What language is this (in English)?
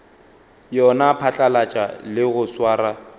Northern Sotho